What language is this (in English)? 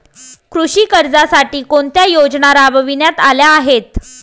Marathi